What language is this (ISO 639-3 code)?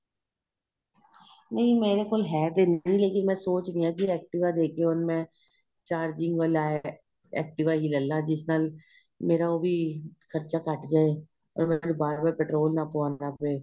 pan